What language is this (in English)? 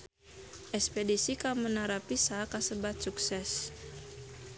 Sundanese